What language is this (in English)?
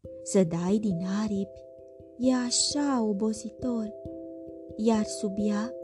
Romanian